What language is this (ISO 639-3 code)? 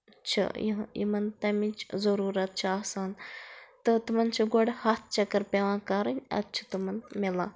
kas